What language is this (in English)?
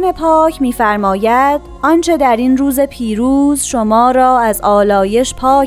Persian